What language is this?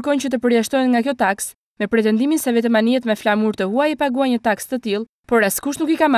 Russian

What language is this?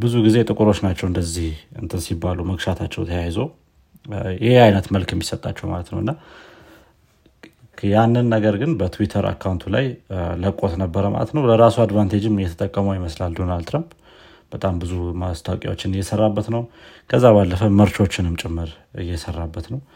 Amharic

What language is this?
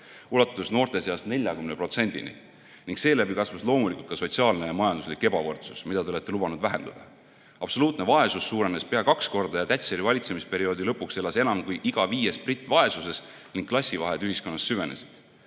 Estonian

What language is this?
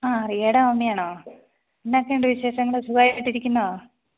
Malayalam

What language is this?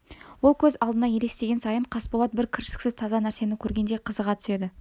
Kazakh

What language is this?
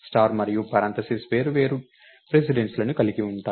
Telugu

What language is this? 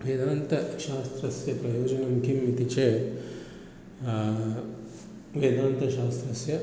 Sanskrit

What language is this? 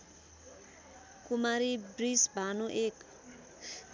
Nepali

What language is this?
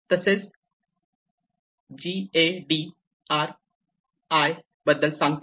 Marathi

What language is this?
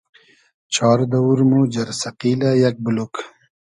Hazaragi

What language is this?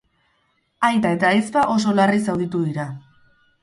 Basque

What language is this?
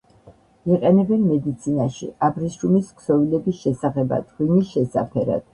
Georgian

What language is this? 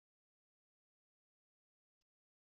Kabyle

